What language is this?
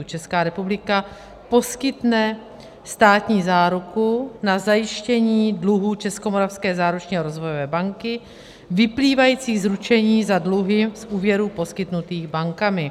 Czech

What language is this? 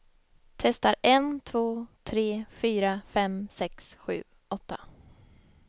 Swedish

